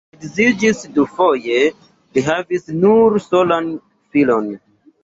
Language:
Esperanto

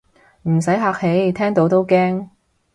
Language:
Cantonese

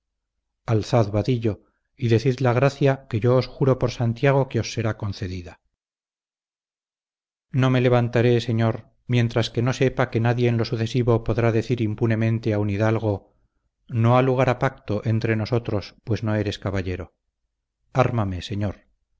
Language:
Spanish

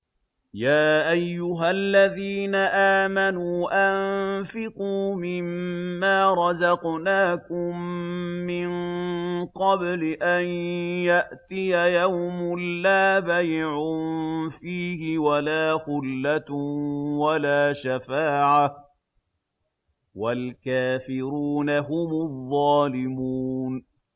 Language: Arabic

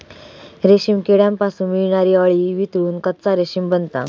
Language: Marathi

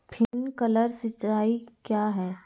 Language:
Magahi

